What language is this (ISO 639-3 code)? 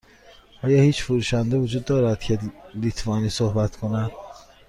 fas